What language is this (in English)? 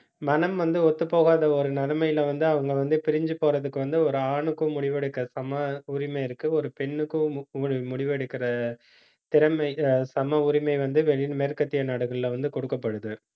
Tamil